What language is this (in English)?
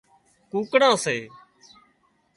Wadiyara Koli